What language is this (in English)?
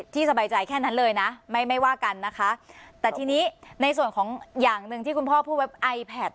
Thai